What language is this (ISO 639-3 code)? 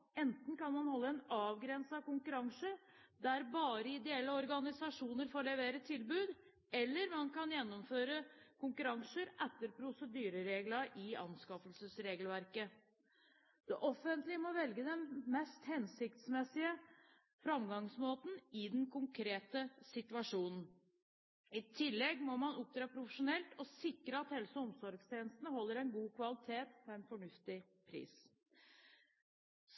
nob